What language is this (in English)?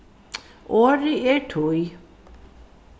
Faroese